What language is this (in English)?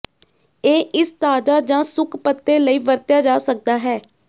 Punjabi